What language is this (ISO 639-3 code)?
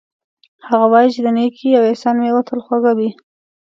pus